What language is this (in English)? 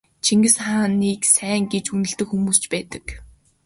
Mongolian